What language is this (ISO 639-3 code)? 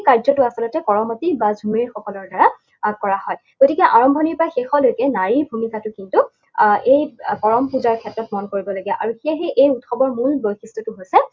asm